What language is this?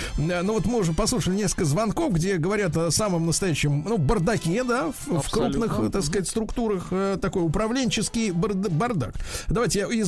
Russian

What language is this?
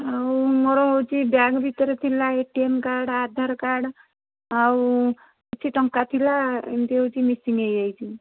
Odia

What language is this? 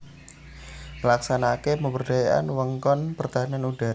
Javanese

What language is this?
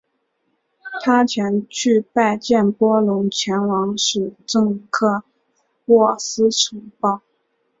Chinese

